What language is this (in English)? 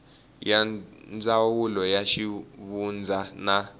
Tsonga